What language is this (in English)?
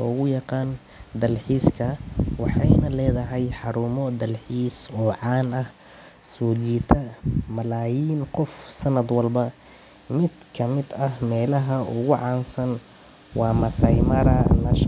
Somali